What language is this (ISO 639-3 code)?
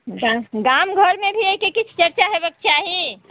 mai